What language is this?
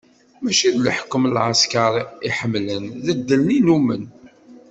Kabyle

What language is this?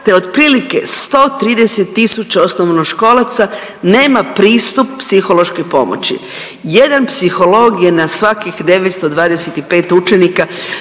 Croatian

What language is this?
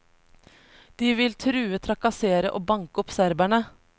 Norwegian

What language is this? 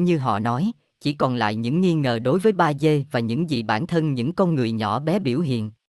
Vietnamese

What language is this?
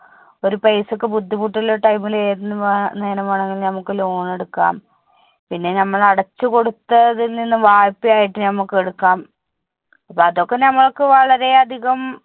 Malayalam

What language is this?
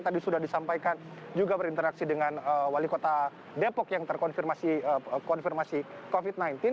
Indonesian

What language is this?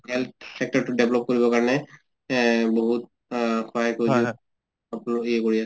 Assamese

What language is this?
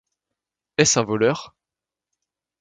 French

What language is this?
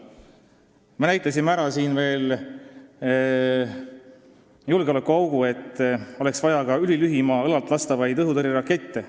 Estonian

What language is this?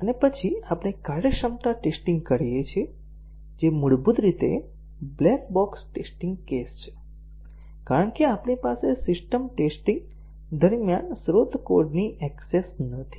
Gujarati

